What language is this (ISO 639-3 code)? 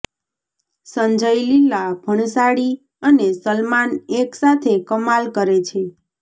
guj